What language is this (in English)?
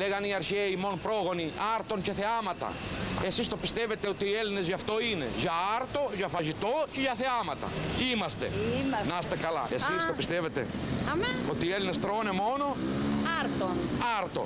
Greek